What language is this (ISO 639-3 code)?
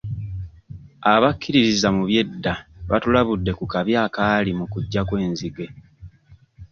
lug